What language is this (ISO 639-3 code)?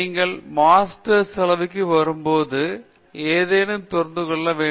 tam